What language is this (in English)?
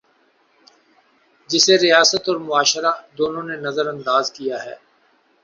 Urdu